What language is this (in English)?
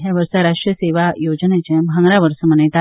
Konkani